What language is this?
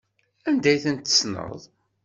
Kabyle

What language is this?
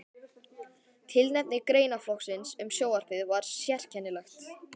Icelandic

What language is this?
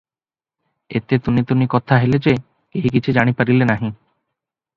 Odia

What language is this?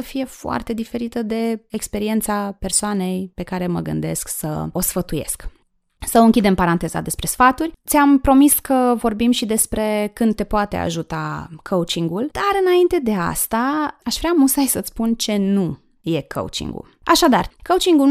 Romanian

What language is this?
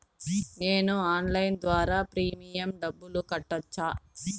Telugu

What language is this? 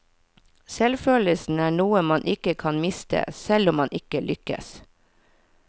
Norwegian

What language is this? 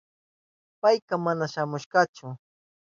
Southern Pastaza Quechua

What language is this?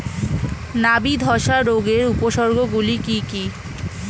Bangla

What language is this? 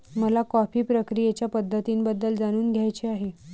Marathi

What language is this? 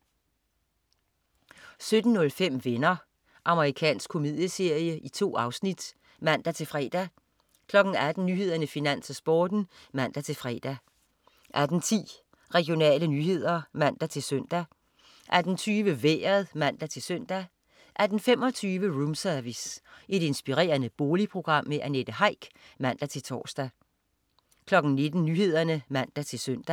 Danish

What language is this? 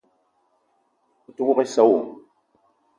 Eton (Cameroon)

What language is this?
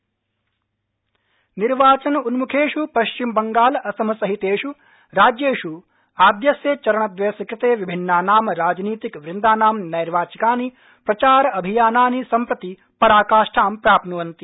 Sanskrit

